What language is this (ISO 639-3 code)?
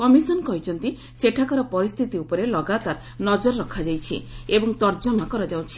ori